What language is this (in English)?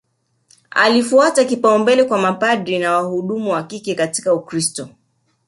Swahili